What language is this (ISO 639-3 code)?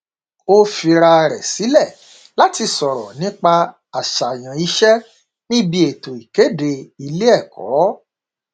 yor